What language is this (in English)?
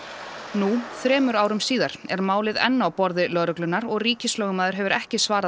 Icelandic